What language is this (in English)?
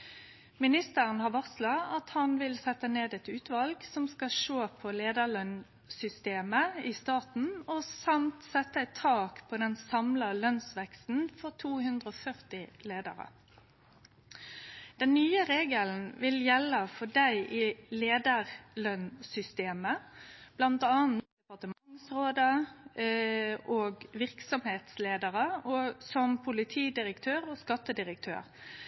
Norwegian Nynorsk